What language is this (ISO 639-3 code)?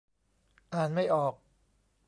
tha